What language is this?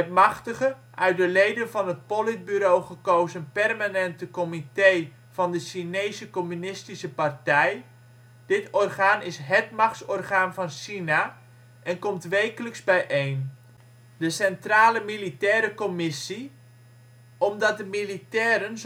Dutch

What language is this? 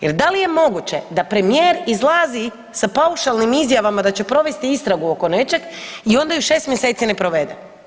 Croatian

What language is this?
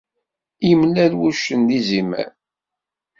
Kabyle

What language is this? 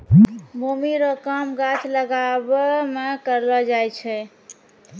Maithili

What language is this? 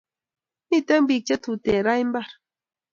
Kalenjin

